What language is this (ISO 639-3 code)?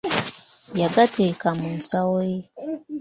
lug